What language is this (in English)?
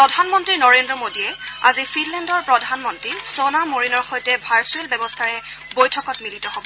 Assamese